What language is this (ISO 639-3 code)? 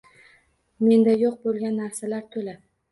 uzb